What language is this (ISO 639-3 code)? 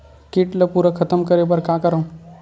hne